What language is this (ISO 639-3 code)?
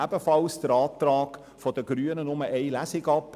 gsw